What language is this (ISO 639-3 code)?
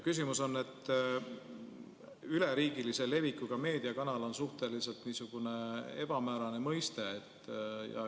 est